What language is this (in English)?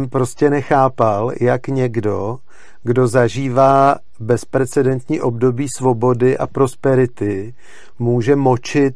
Czech